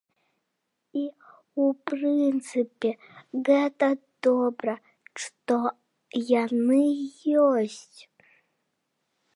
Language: Belarusian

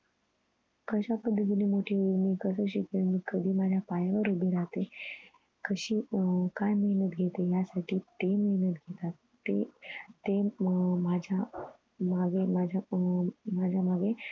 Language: Marathi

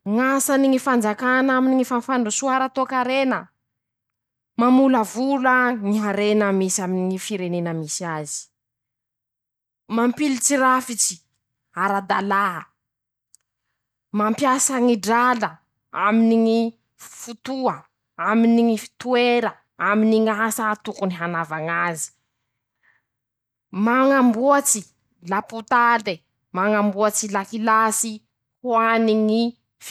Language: Masikoro Malagasy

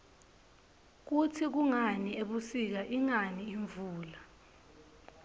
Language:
Swati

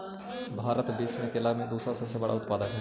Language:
Magahi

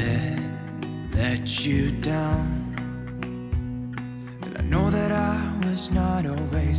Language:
Portuguese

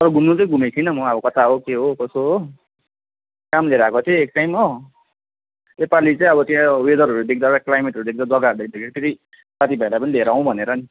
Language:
Nepali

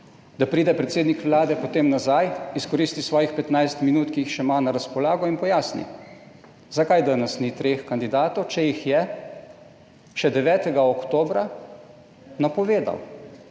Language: Slovenian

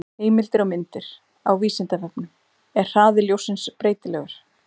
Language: Icelandic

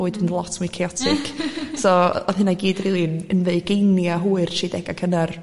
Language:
Welsh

